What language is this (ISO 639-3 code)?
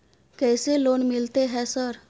mai